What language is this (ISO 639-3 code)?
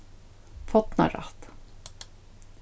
fao